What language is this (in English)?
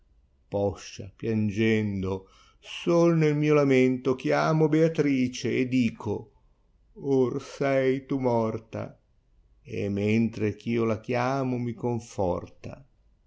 Italian